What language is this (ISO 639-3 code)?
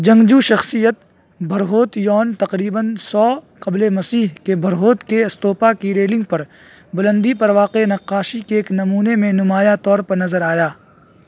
urd